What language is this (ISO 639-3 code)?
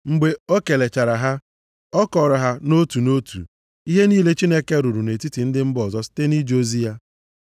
ibo